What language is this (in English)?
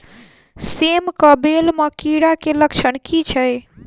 Maithili